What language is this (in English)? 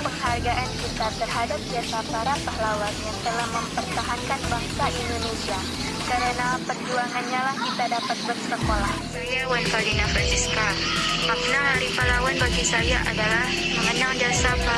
Indonesian